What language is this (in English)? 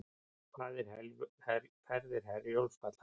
Icelandic